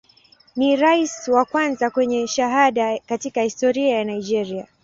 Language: Swahili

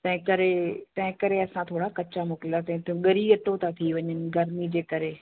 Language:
Sindhi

